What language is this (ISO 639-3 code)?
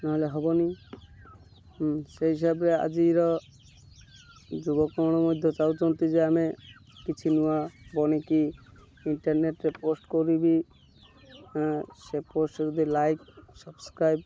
ori